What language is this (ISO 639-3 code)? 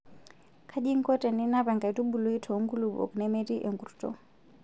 mas